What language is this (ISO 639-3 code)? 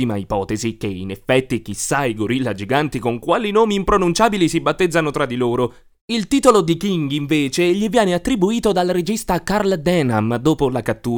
ita